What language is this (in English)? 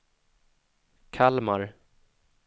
Swedish